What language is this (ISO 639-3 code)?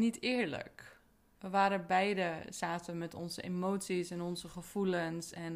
nld